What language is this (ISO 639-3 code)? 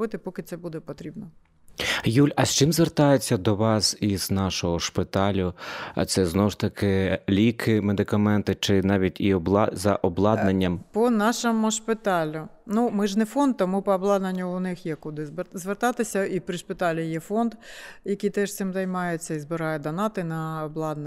ukr